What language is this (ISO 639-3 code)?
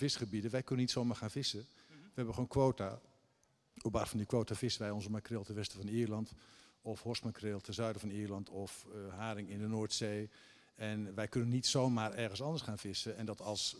nld